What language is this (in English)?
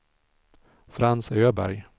Swedish